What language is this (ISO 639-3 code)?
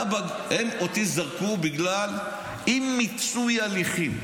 heb